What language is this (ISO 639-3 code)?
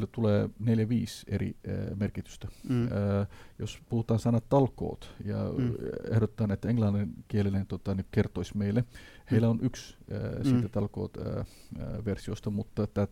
fin